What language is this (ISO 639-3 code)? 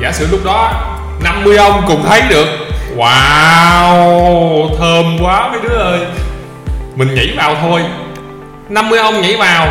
vie